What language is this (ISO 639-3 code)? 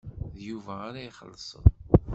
kab